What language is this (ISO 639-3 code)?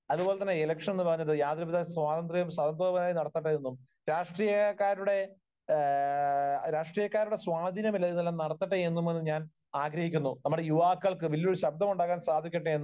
mal